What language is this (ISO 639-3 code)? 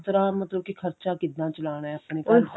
pan